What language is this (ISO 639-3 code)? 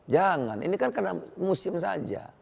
ind